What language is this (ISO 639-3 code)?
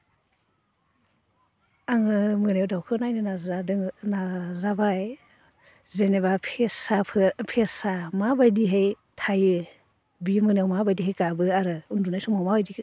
brx